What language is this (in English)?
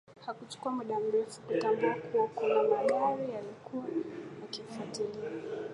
Swahili